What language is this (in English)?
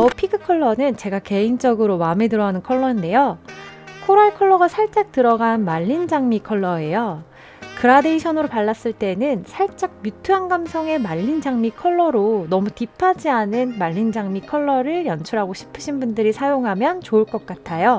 Korean